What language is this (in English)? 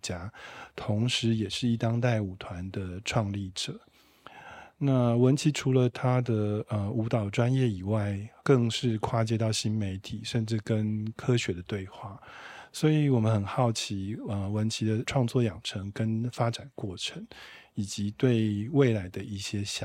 Chinese